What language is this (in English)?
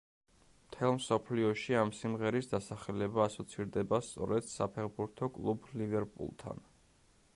Georgian